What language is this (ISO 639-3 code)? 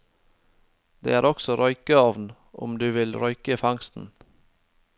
nor